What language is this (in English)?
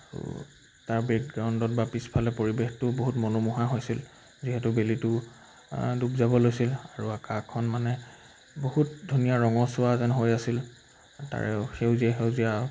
Assamese